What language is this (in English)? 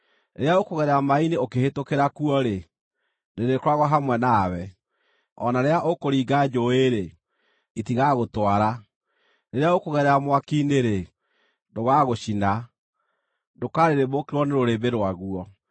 Kikuyu